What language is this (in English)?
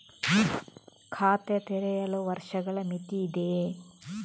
Kannada